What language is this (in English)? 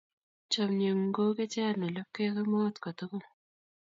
Kalenjin